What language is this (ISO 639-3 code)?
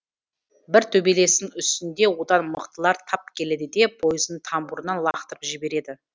kaz